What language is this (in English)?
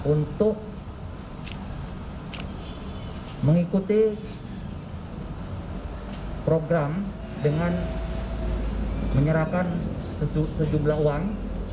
Indonesian